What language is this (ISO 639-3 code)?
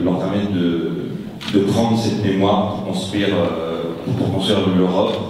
fra